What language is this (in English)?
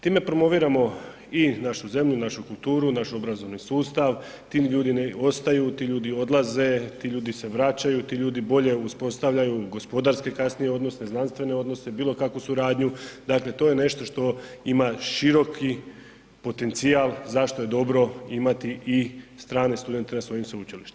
Croatian